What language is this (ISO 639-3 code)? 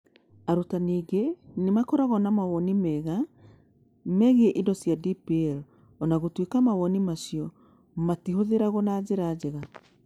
kik